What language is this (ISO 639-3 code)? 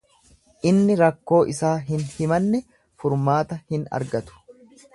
orm